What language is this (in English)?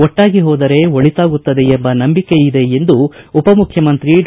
Kannada